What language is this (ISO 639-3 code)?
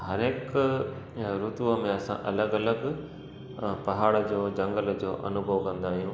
snd